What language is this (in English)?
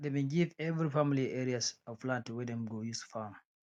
Nigerian Pidgin